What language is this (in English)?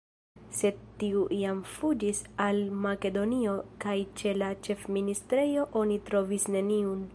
Esperanto